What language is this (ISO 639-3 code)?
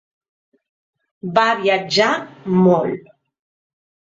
cat